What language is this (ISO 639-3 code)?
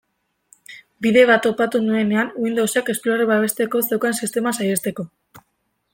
eus